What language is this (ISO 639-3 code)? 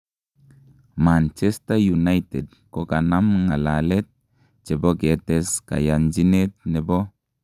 kln